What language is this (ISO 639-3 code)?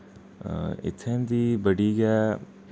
doi